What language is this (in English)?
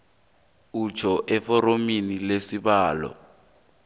South Ndebele